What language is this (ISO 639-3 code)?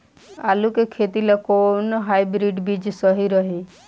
bho